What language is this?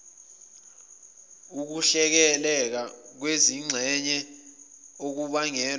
Zulu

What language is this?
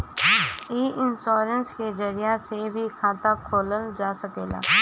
Bhojpuri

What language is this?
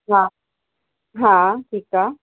Sindhi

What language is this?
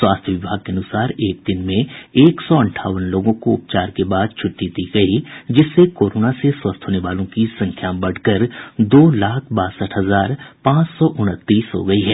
Hindi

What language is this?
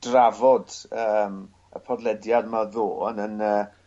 Welsh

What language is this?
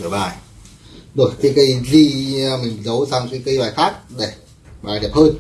Vietnamese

